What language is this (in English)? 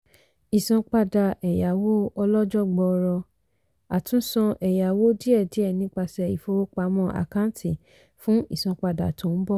Yoruba